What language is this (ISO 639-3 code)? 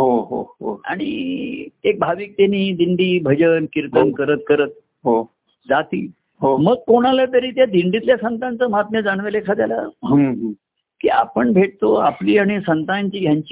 mar